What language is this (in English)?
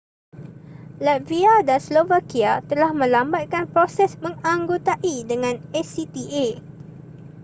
Malay